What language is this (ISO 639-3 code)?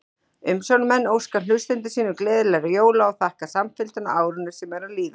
isl